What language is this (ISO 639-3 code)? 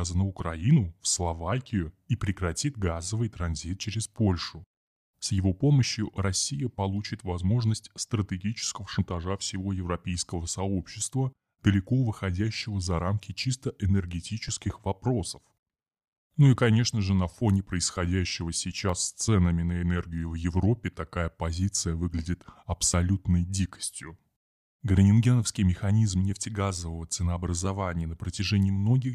rus